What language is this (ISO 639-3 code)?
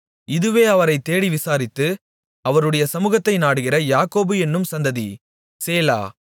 tam